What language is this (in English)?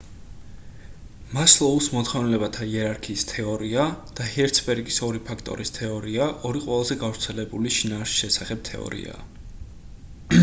Georgian